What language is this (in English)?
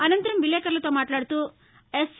Telugu